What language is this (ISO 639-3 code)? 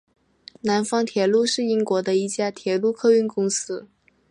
zho